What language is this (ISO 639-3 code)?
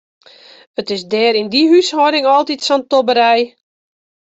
fry